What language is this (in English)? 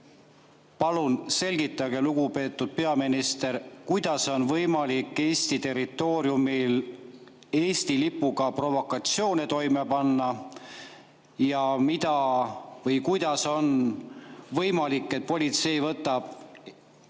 Estonian